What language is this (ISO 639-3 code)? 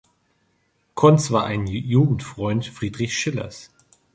deu